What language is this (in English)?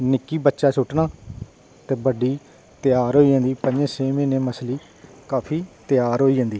Dogri